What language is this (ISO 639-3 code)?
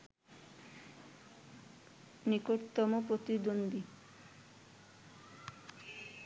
ben